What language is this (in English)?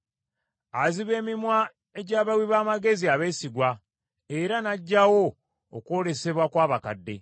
Ganda